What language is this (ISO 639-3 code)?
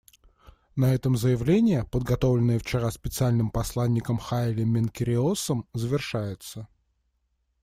rus